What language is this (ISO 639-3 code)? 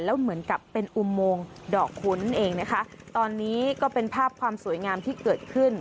tha